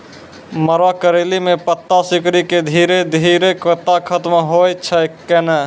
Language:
Maithili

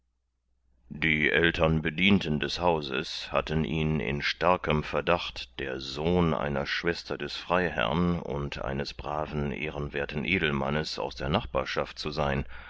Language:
German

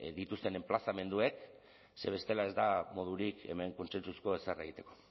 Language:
Basque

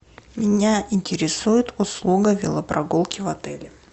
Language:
Russian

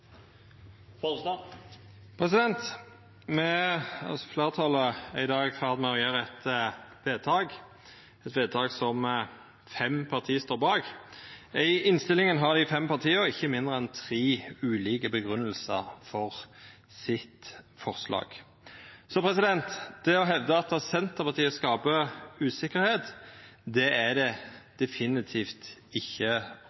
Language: Norwegian Nynorsk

